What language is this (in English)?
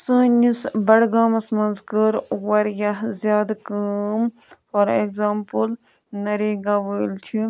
Kashmiri